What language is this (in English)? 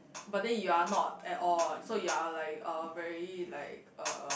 English